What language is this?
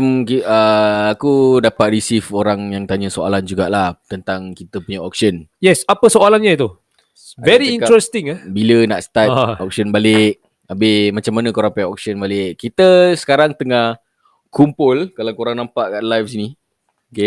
Malay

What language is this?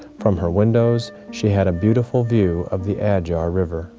English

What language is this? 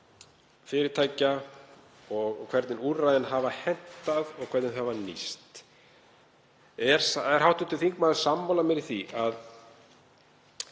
Icelandic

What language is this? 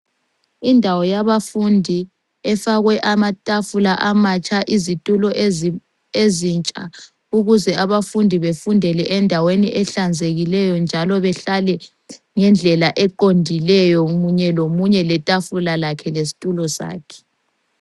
North Ndebele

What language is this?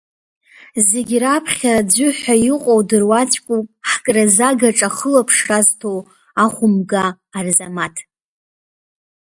Abkhazian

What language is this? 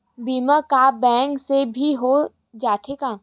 Chhattisgarhi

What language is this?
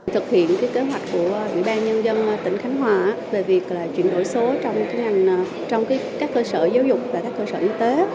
Vietnamese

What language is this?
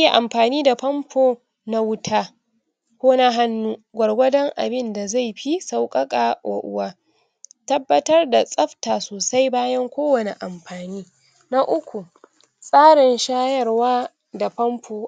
Hausa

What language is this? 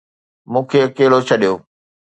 Sindhi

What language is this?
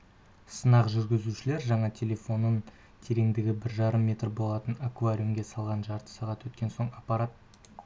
Kazakh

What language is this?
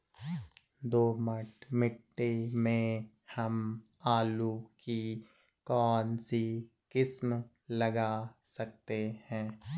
Hindi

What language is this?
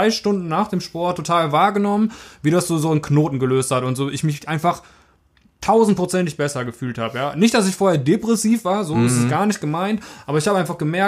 German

